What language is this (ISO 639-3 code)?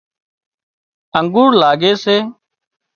kxp